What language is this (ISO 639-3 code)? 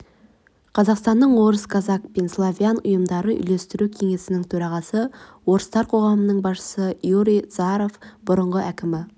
kaz